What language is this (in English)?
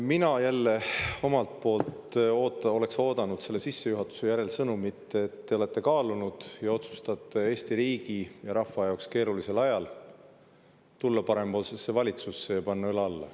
Estonian